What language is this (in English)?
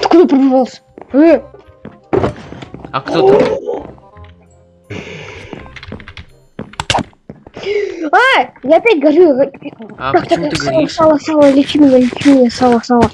Russian